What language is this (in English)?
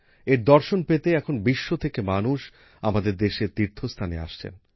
Bangla